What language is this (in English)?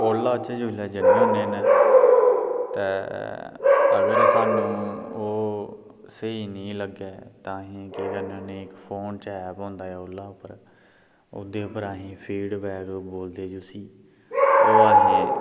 Dogri